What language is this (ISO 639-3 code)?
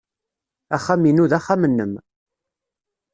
kab